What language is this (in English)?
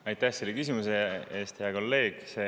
Estonian